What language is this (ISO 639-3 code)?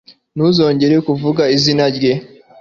kin